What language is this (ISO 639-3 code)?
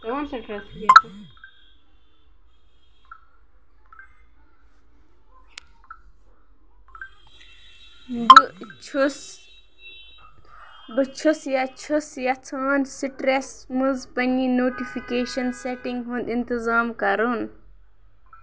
kas